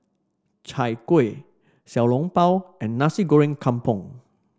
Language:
English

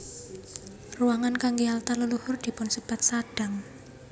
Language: Javanese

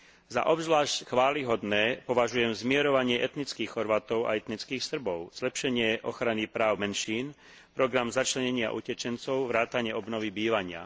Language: Slovak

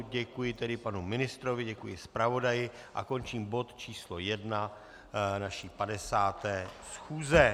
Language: Czech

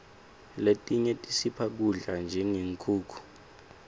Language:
Swati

